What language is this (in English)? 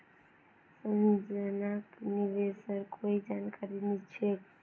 Magahi